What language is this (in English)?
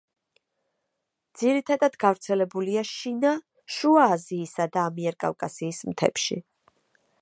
Georgian